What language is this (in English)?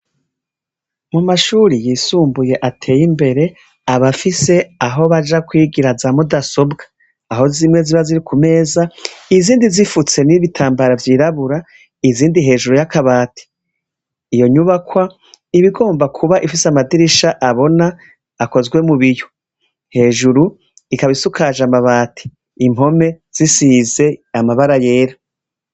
Rundi